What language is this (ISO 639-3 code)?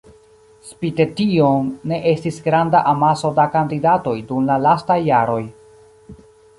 epo